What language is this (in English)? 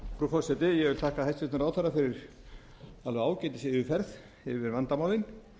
Icelandic